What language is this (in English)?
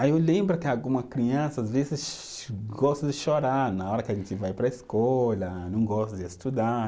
Portuguese